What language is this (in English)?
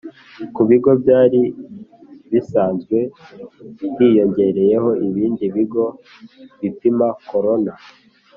Kinyarwanda